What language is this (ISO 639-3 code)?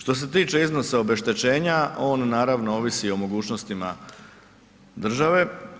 hrv